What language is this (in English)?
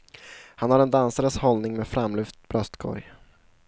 Swedish